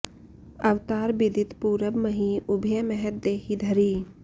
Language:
Sanskrit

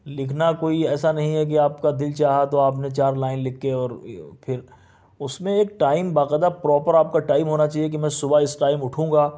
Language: Urdu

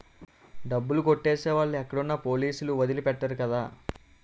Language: Telugu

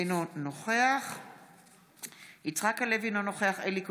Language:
Hebrew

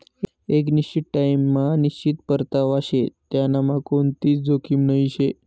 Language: Marathi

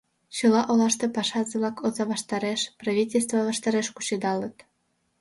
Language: Mari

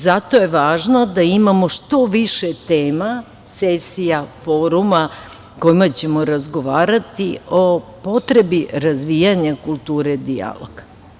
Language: Serbian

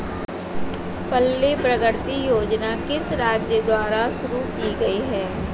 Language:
Hindi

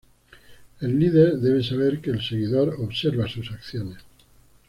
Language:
Spanish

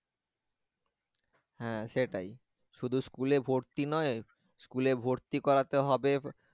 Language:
Bangla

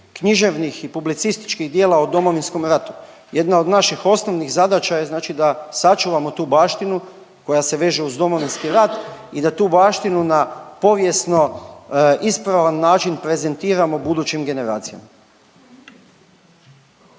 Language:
Croatian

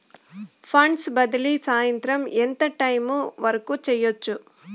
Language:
Telugu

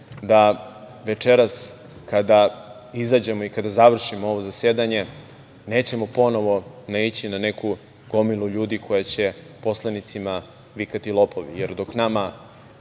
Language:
Serbian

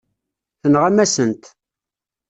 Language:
Kabyle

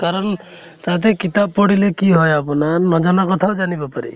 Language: Assamese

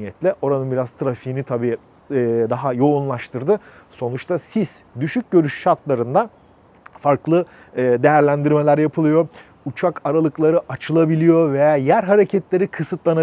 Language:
Turkish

